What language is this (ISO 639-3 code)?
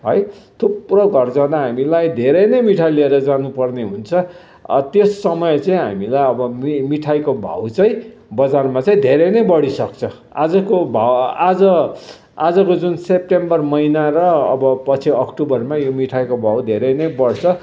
nep